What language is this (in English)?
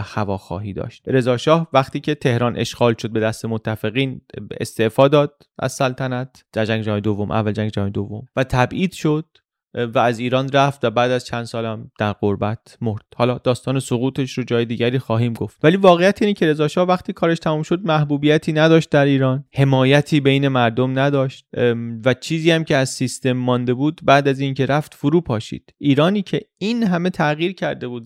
Persian